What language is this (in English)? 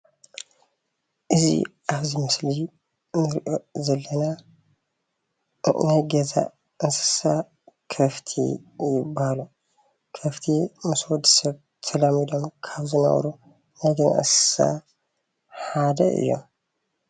Tigrinya